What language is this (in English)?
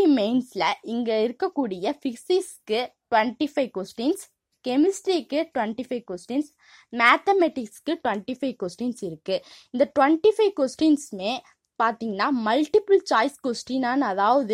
Tamil